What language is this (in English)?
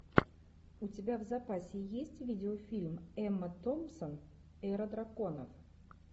Russian